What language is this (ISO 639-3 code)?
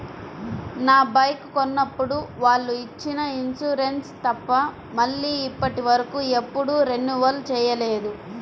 tel